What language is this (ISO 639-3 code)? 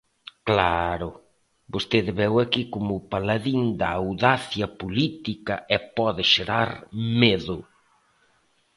glg